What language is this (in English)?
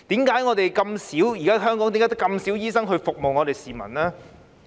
Cantonese